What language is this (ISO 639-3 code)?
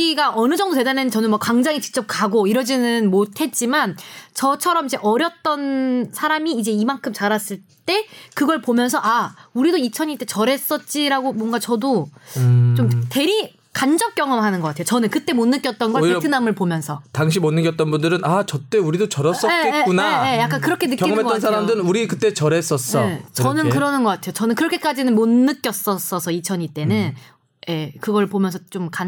kor